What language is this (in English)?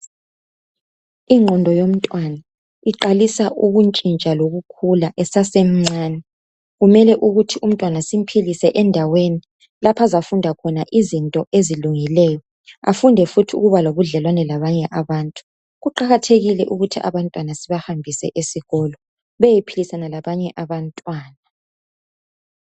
North Ndebele